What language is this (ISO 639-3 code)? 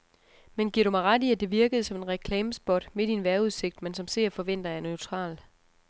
dan